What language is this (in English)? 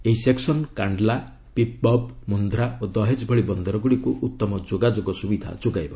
Odia